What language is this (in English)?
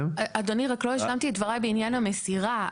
Hebrew